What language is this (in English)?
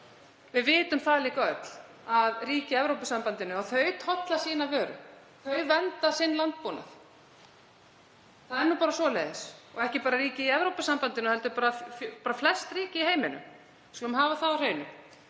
Icelandic